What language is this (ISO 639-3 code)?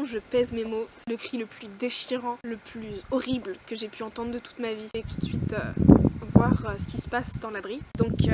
fra